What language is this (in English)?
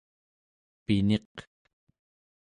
Central Yupik